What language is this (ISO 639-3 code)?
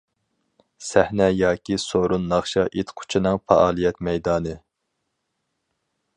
uig